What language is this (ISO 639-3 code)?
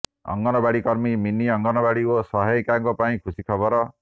ori